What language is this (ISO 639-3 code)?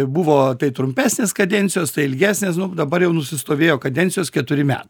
lit